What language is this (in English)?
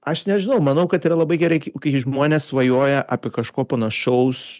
Lithuanian